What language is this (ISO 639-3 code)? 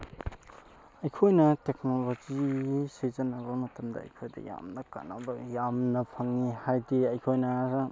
mni